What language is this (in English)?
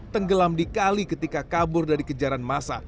Indonesian